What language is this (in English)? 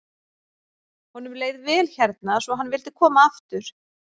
Icelandic